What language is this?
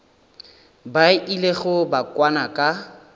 Northern Sotho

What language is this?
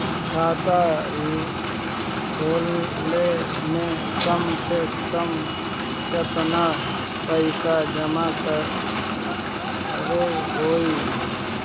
Bhojpuri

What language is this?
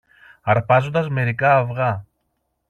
Greek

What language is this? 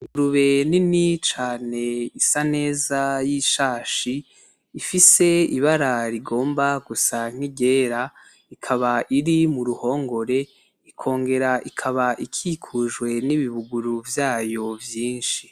Rundi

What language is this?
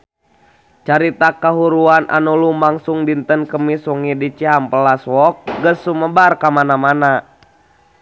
Sundanese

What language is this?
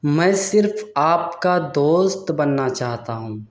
Urdu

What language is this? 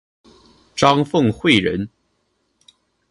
Chinese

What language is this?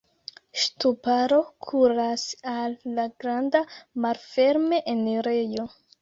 Esperanto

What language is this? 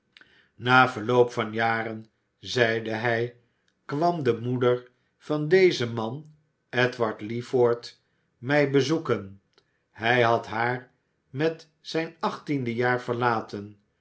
Dutch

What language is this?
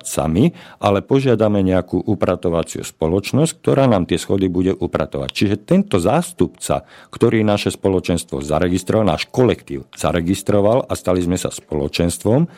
Slovak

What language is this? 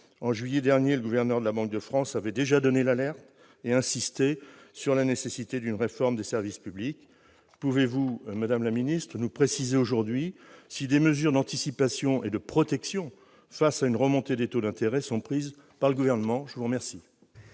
French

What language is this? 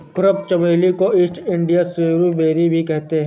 Hindi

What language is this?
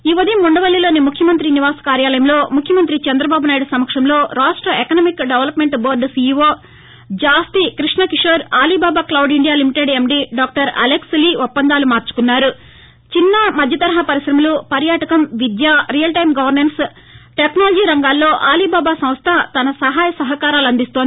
Telugu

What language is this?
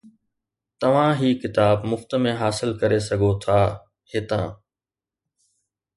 Sindhi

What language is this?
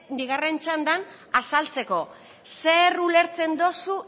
Basque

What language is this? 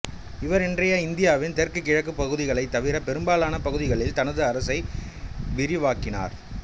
Tamil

